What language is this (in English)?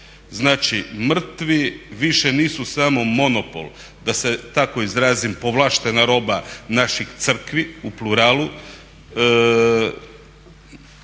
Croatian